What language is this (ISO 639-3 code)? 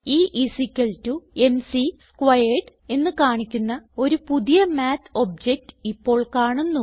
mal